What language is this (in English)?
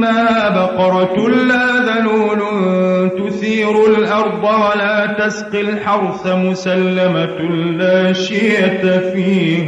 Arabic